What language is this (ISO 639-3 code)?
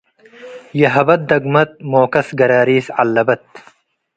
tig